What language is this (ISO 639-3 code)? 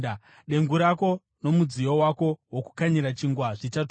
sna